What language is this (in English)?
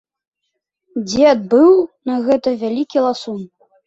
Belarusian